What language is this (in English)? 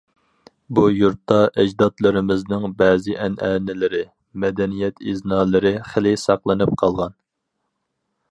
Uyghur